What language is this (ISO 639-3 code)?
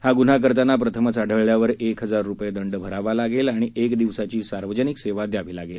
mar